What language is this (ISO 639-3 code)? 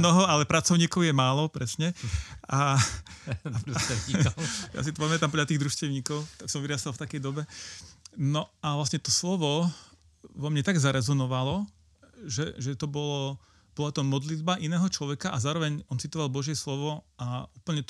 slk